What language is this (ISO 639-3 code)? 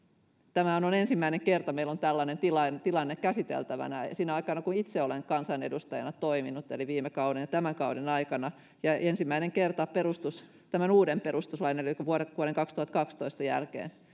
fin